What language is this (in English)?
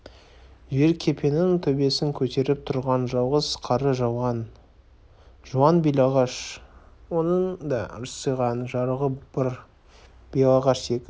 Kazakh